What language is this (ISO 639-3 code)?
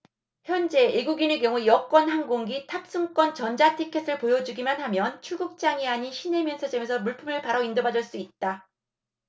kor